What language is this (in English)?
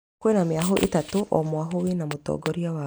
Kikuyu